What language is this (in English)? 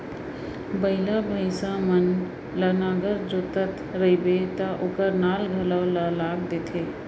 Chhattisgarhi